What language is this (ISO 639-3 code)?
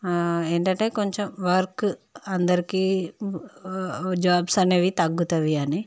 tel